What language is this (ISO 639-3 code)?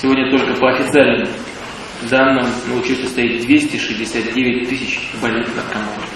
rus